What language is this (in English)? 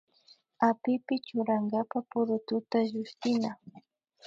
Imbabura Highland Quichua